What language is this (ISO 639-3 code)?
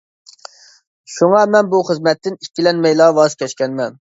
uig